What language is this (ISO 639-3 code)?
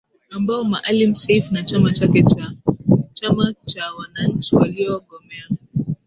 swa